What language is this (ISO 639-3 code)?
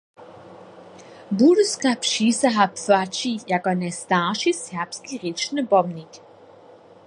hsb